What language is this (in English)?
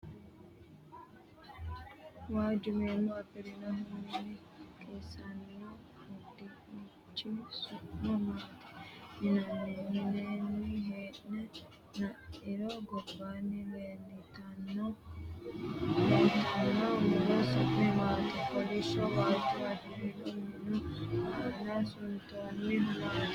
Sidamo